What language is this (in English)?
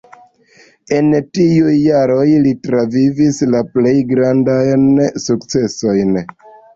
Esperanto